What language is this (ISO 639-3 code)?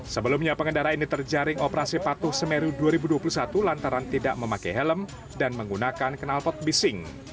ind